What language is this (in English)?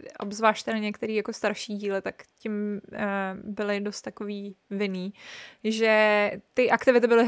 Czech